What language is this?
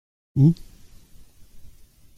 French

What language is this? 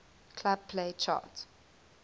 English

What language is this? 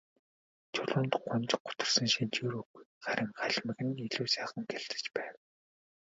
Mongolian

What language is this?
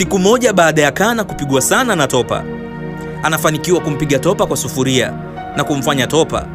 Swahili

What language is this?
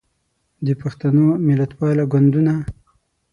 Pashto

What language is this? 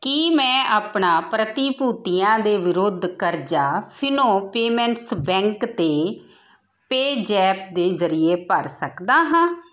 Punjabi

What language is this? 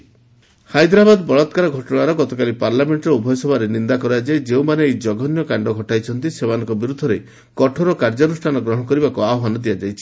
Odia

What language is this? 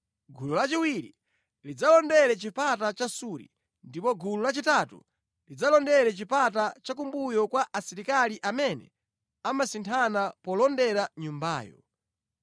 Nyanja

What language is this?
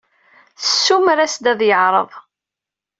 Kabyle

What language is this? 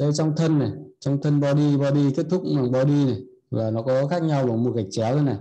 Vietnamese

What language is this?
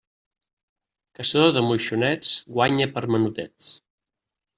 Catalan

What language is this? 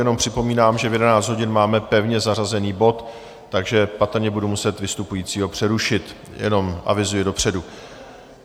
Czech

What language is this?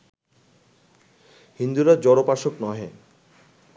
Bangla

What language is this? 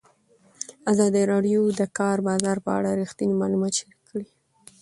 Pashto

